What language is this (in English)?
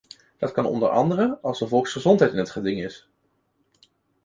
Dutch